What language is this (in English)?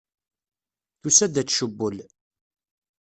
Kabyle